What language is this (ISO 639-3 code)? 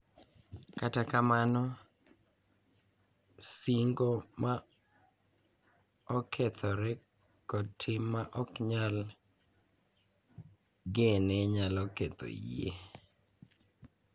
luo